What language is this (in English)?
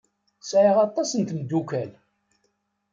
Kabyle